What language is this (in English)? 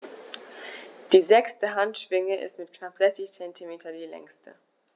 German